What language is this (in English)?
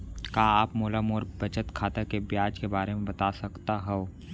Chhattisgarhi